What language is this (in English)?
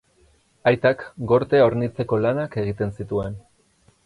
Basque